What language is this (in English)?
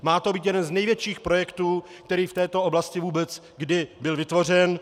Czech